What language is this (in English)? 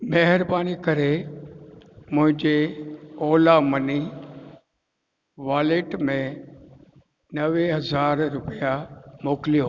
Sindhi